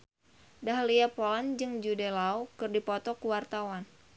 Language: Sundanese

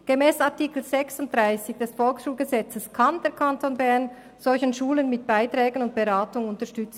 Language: Swiss German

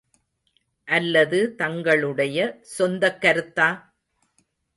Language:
Tamil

